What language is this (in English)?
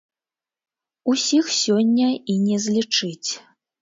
Belarusian